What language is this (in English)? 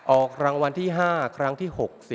Thai